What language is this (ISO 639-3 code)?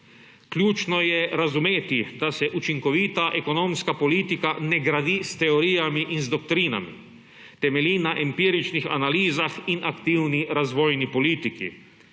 slv